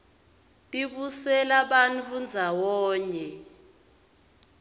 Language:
Swati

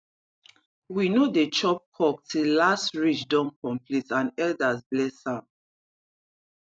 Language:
Nigerian Pidgin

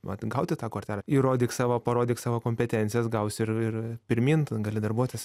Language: Lithuanian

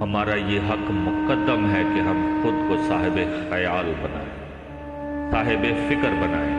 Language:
Urdu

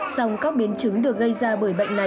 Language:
Vietnamese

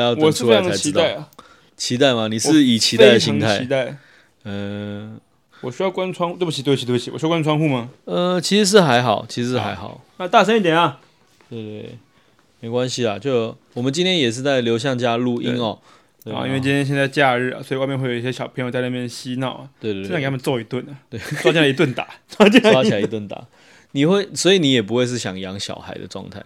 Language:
Chinese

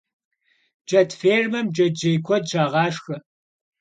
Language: Kabardian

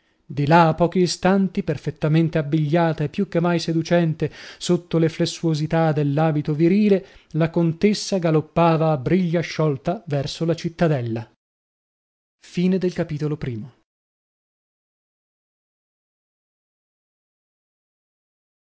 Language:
Italian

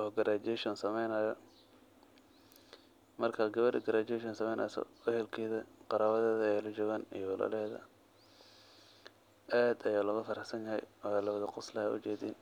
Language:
Somali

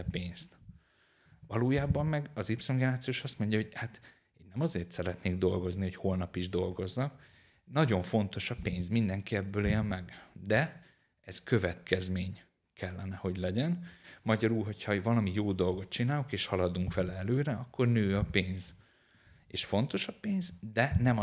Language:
Hungarian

